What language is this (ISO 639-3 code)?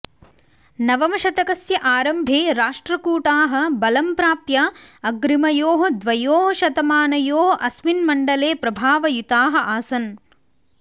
san